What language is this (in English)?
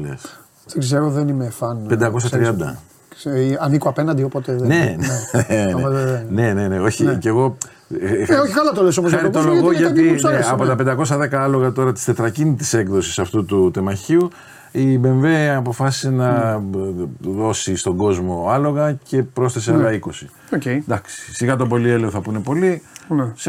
Greek